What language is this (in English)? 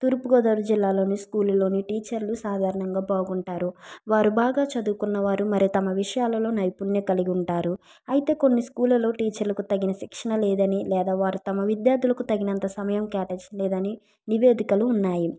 Telugu